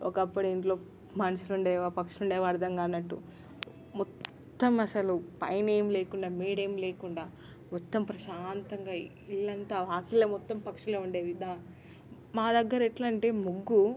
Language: Telugu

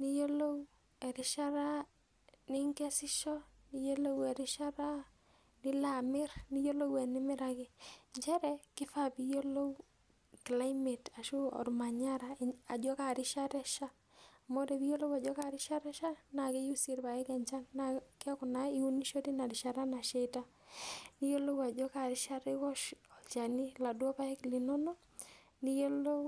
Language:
Masai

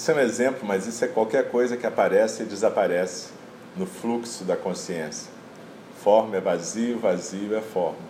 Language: Portuguese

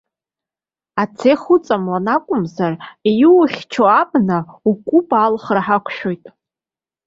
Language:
Abkhazian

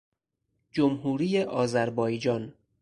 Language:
Persian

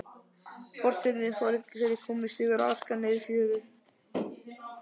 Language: Icelandic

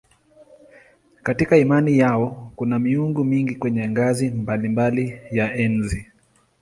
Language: Swahili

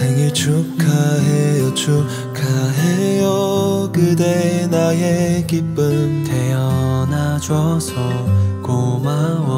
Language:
Korean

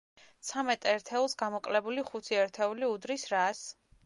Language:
Georgian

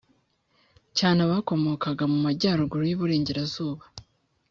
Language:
Kinyarwanda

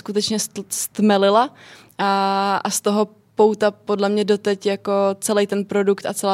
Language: Czech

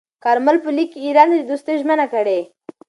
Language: Pashto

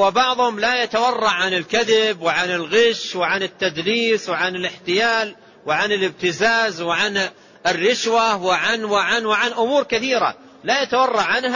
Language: Arabic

